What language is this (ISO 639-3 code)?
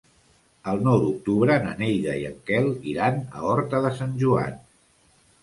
cat